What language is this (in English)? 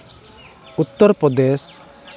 Santali